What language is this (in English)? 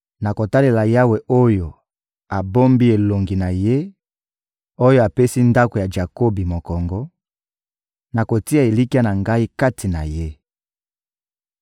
Lingala